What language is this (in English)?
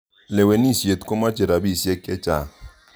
Kalenjin